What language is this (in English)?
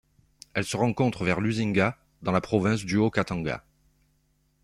French